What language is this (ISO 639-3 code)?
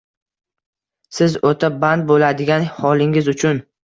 uzb